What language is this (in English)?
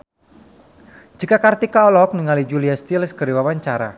Sundanese